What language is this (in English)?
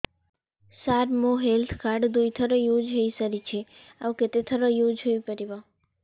Odia